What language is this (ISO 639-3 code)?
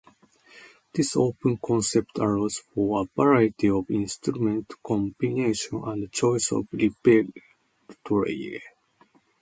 eng